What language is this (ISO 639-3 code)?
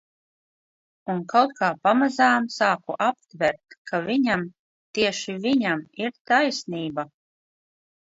lav